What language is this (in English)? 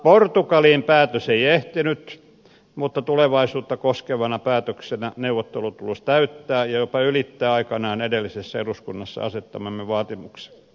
Finnish